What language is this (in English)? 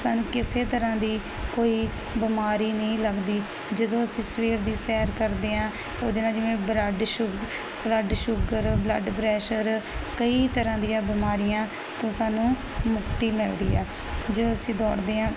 Punjabi